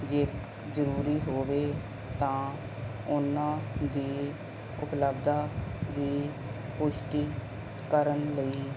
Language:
Punjabi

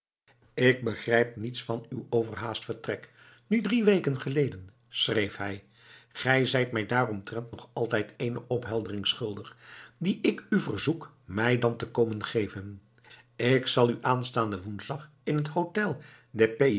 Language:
Dutch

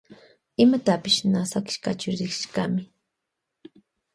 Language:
Loja Highland Quichua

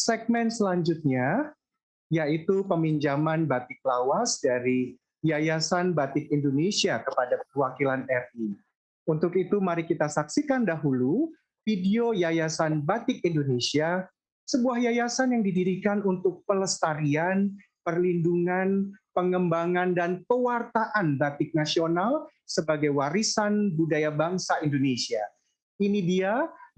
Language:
Indonesian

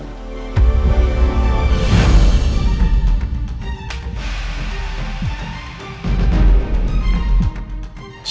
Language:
Indonesian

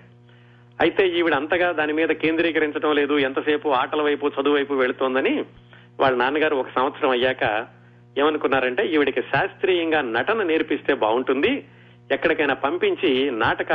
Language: Telugu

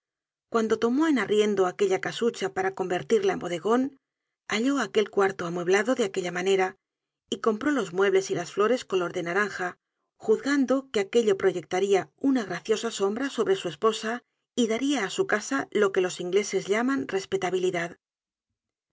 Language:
Spanish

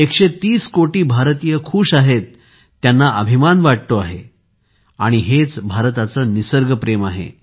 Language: Marathi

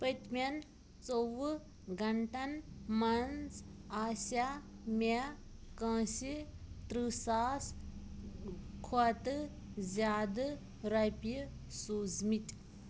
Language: Kashmiri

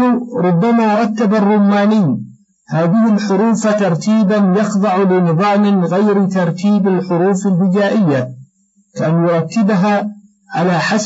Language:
Arabic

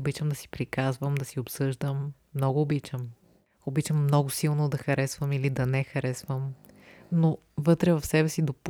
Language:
Bulgarian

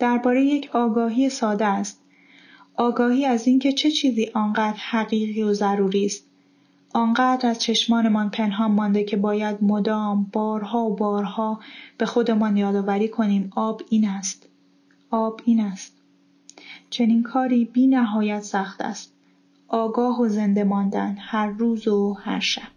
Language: Persian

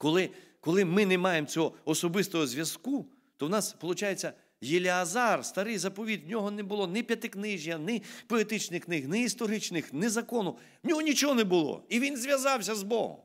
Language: Ukrainian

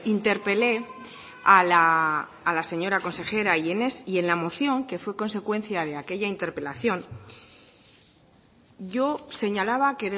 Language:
Spanish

